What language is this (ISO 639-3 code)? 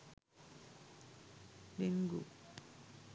sin